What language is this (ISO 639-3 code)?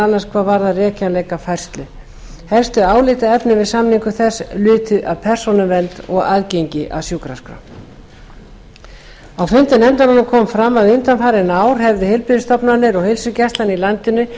isl